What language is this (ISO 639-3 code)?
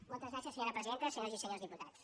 cat